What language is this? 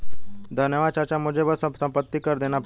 Hindi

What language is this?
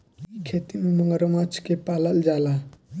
Bhojpuri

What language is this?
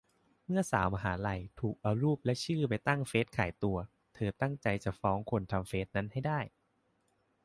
Thai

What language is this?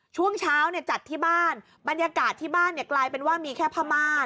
Thai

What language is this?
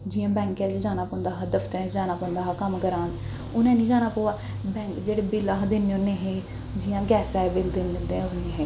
Dogri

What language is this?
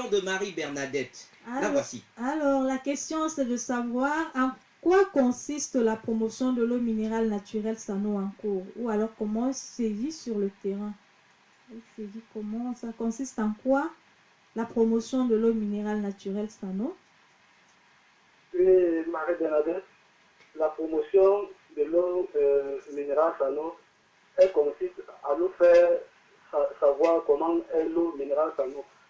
French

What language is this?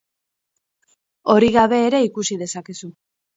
Basque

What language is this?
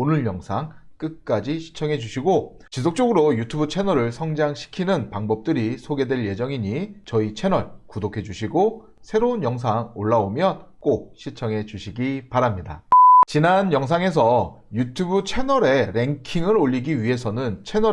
Korean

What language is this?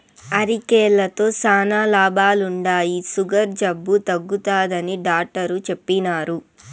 Telugu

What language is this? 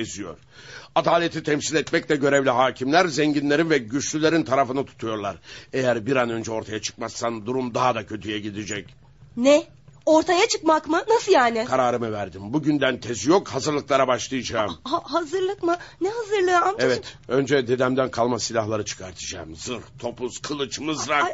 Turkish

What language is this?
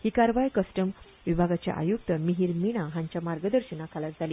Konkani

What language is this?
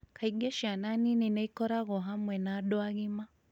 Kikuyu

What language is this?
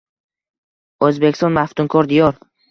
Uzbek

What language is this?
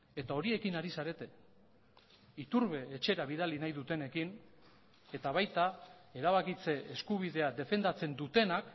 Basque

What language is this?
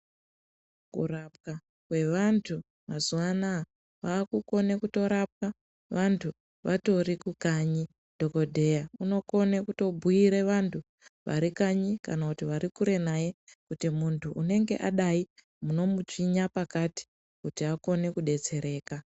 Ndau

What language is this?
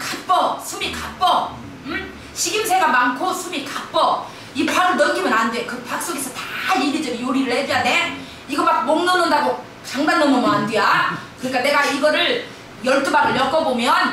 Korean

